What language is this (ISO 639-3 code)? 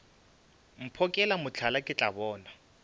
nso